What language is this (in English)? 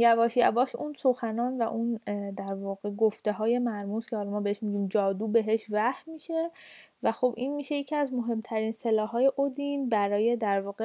Persian